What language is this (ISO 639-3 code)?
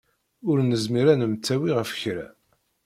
kab